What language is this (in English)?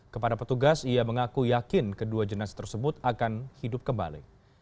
Indonesian